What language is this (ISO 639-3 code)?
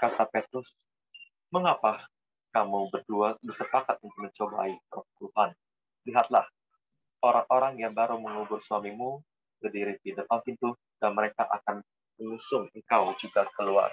ind